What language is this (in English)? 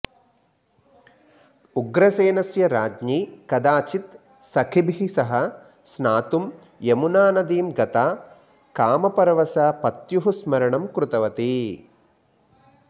Sanskrit